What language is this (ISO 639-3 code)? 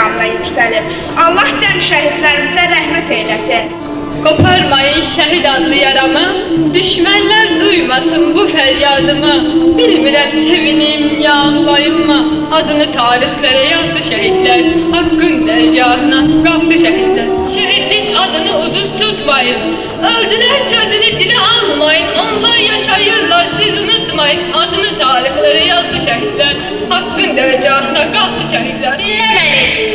tur